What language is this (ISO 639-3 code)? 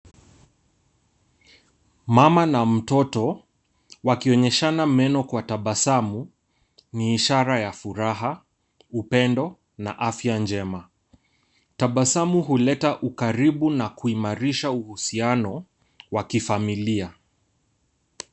swa